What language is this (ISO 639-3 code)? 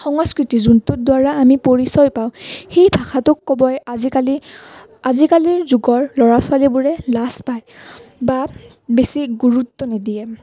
asm